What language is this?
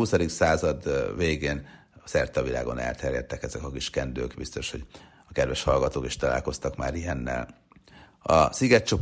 Hungarian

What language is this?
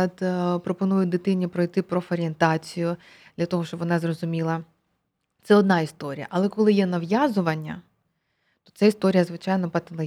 Ukrainian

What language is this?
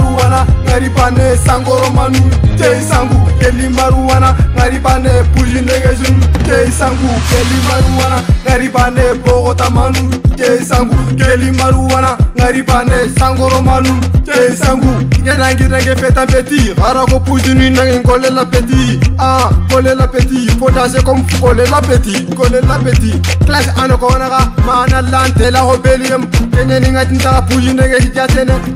Romanian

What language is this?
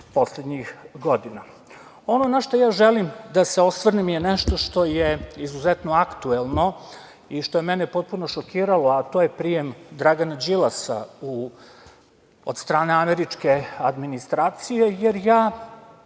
Serbian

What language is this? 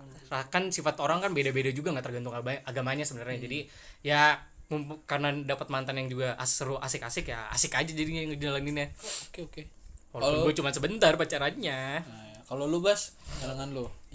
Indonesian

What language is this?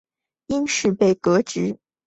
Chinese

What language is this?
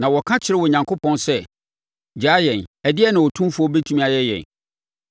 Akan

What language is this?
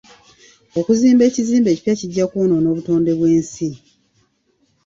Ganda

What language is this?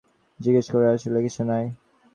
Bangla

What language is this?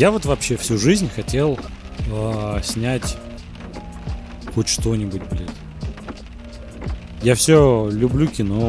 Russian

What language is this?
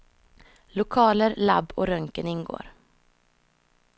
Swedish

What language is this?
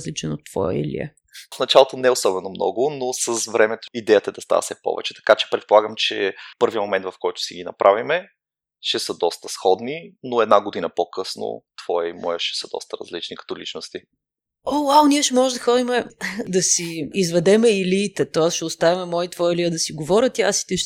Bulgarian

